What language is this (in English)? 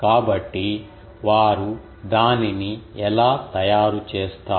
Telugu